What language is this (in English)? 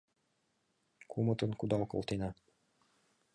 Mari